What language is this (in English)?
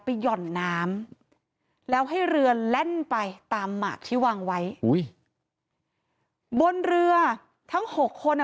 Thai